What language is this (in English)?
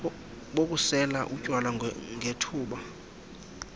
Xhosa